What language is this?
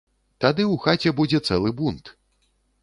Belarusian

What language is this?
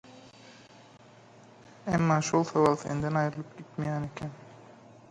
Turkmen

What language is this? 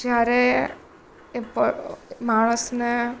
Gujarati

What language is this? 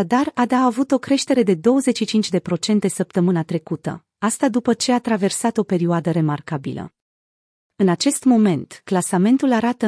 Romanian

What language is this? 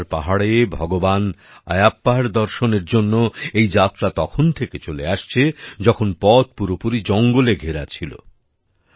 Bangla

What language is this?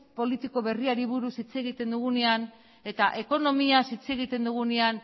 Basque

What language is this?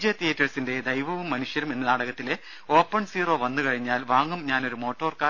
Malayalam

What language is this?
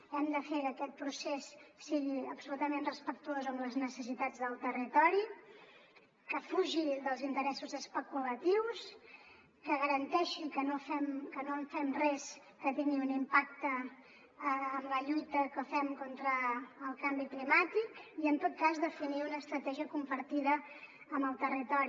Catalan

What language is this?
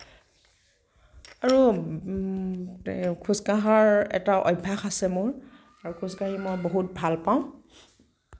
Assamese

